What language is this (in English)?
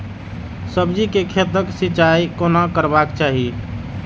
Maithili